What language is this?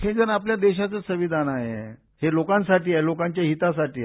Marathi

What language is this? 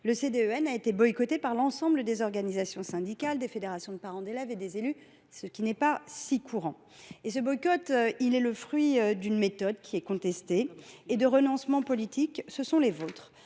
French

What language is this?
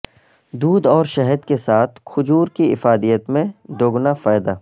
Urdu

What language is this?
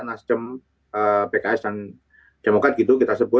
Indonesian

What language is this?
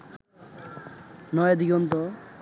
Bangla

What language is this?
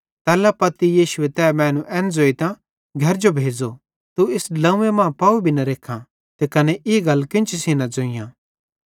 Bhadrawahi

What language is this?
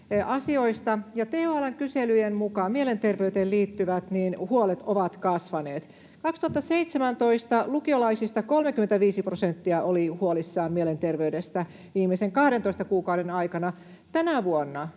Finnish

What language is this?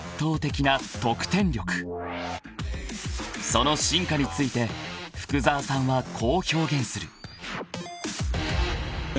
Japanese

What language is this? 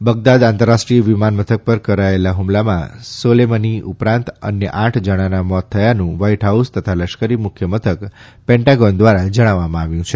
Gujarati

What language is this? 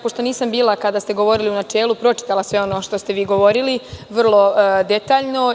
Serbian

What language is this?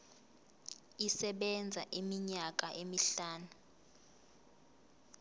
Zulu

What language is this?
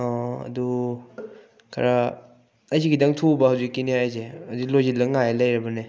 Manipuri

